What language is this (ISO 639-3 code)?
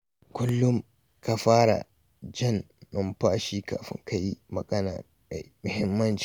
hau